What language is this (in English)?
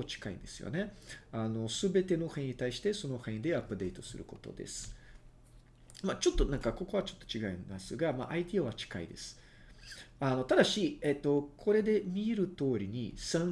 Japanese